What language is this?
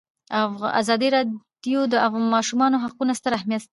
Pashto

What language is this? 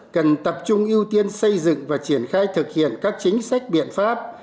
Vietnamese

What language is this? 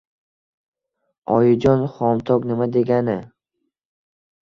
Uzbek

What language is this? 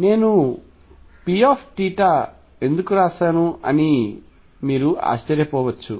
Telugu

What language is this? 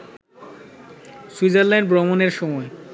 Bangla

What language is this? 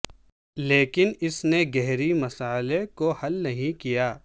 Urdu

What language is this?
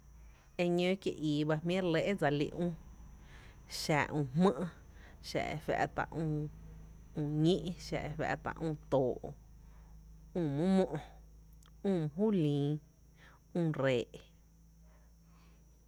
Tepinapa Chinantec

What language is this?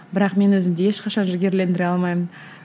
Kazakh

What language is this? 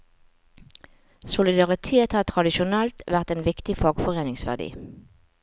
Norwegian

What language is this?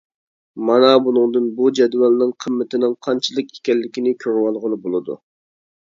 Uyghur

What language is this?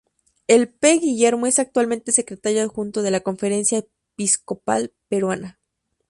Spanish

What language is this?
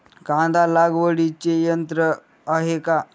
Marathi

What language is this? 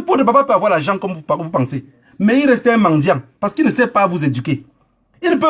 French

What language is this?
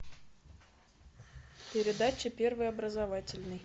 Russian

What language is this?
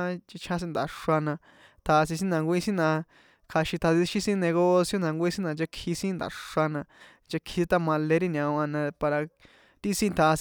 San Juan Atzingo Popoloca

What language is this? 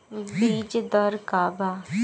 Bhojpuri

